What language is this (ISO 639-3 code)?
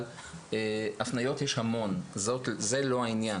heb